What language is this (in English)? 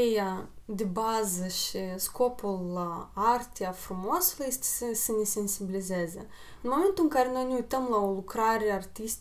Romanian